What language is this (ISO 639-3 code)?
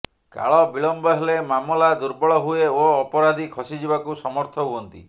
ori